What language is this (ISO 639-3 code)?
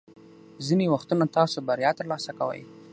pus